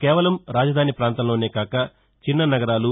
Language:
Telugu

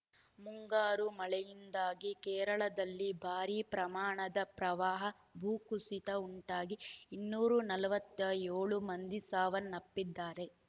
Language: Kannada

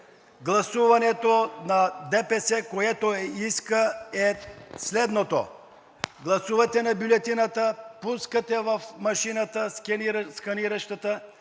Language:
Bulgarian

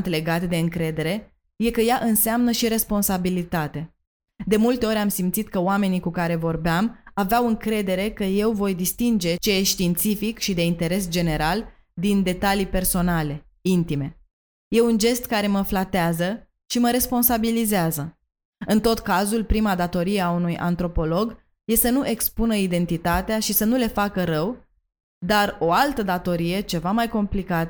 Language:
Romanian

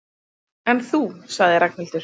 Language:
Icelandic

